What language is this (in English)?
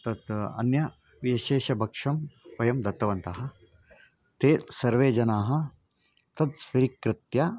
Sanskrit